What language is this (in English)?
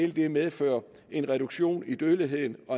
Danish